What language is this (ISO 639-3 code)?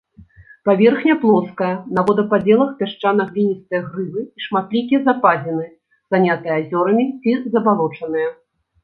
bel